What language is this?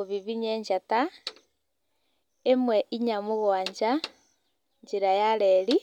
Kikuyu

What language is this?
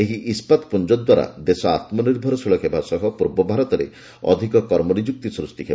Odia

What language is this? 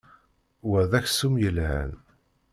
Kabyle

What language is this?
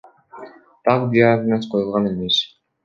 Kyrgyz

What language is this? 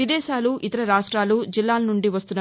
Telugu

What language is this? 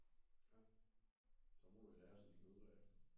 Danish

